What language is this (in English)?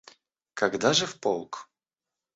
Russian